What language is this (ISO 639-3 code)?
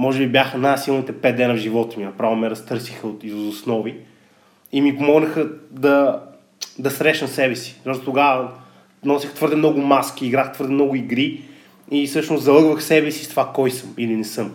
bul